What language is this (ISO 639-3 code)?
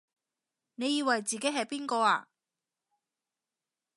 yue